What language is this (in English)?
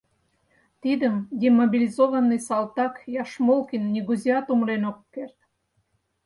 Mari